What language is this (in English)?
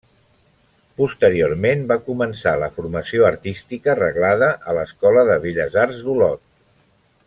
Catalan